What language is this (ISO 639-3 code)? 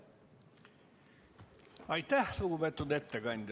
est